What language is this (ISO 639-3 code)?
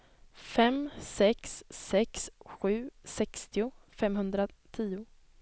swe